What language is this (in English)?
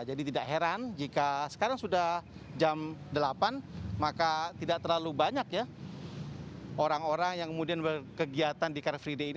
Indonesian